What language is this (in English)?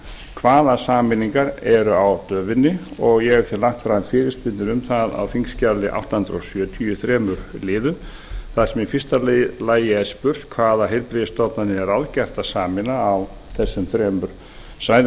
Icelandic